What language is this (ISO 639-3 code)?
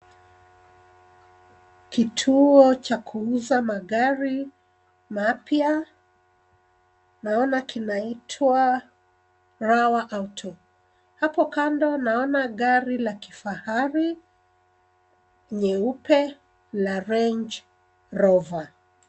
swa